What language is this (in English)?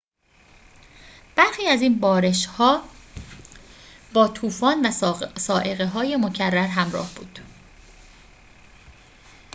Persian